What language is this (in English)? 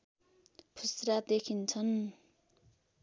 Nepali